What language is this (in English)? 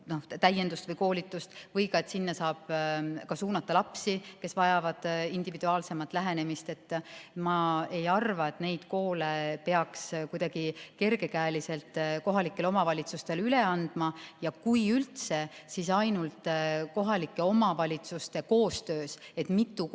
Estonian